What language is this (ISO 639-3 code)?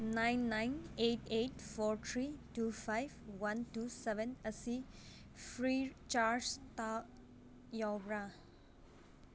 mni